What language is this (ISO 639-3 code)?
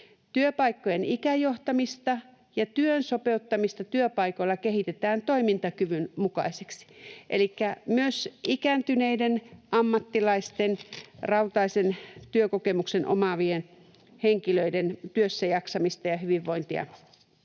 fin